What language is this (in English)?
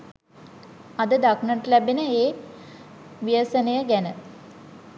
Sinhala